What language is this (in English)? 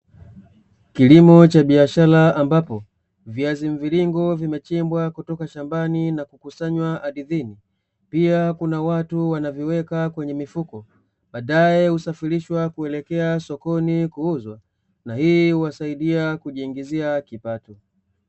Swahili